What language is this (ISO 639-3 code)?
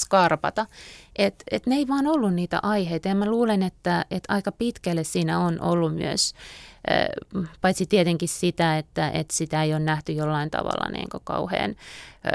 fin